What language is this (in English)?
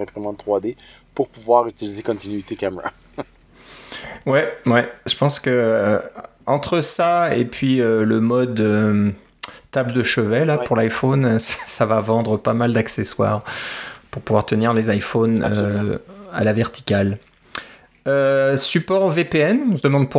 French